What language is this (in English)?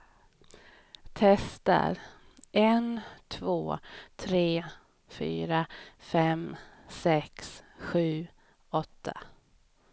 Swedish